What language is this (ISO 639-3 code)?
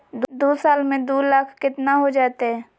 mag